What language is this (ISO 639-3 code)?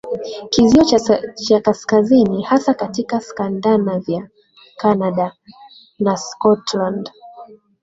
swa